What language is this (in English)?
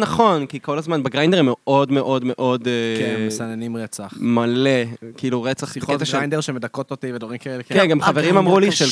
Hebrew